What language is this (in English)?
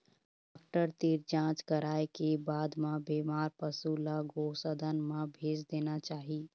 Chhattisgarhi